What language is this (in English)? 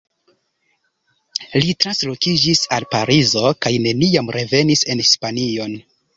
Esperanto